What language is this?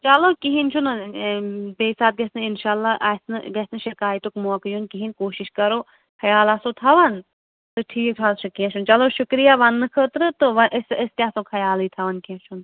Kashmiri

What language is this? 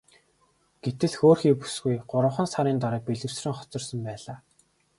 Mongolian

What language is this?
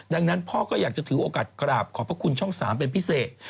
Thai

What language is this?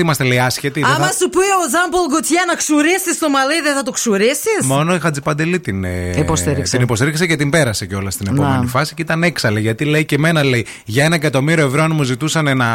Greek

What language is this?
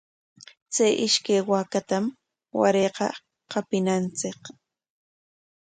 Corongo Ancash Quechua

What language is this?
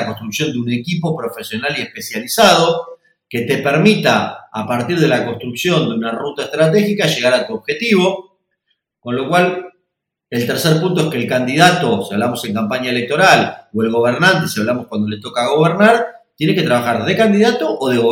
Spanish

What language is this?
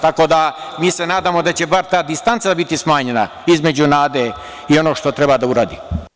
Serbian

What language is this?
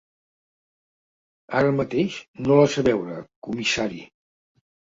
Catalan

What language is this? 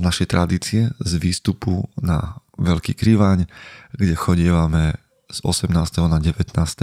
Slovak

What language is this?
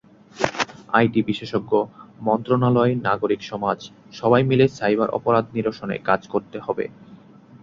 Bangla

